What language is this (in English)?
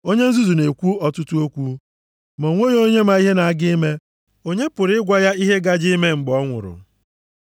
Igbo